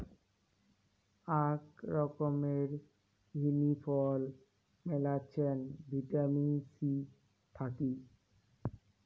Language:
Bangla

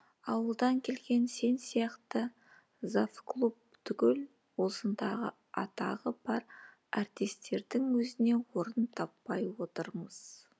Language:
Kazakh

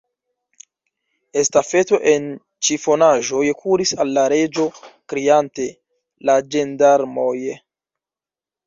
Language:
Esperanto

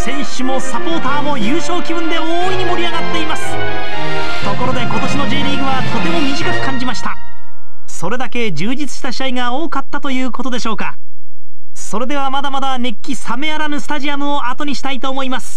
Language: Japanese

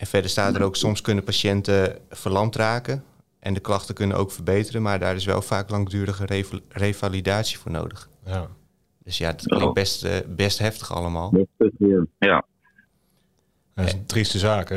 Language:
Dutch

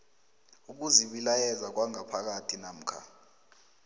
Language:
South Ndebele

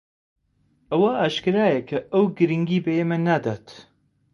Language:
Central Kurdish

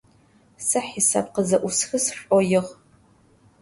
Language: Adyghe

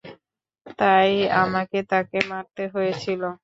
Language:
Bangla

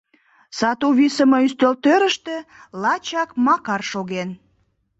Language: Mari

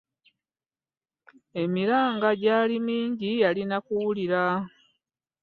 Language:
Ganda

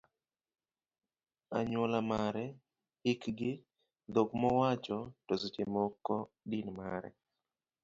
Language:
Luo (Kenya and Tanzania)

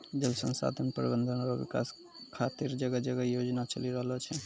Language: Maithili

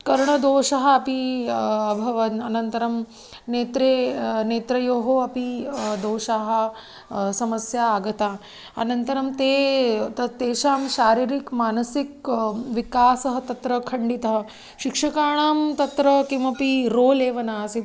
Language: Sanskrit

